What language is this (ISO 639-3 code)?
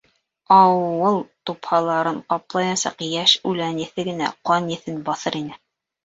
bak